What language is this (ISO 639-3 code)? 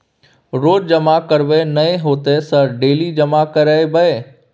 mai